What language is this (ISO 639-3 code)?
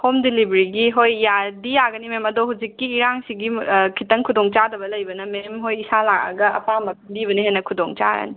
mni